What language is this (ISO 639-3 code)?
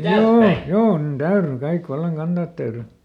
fin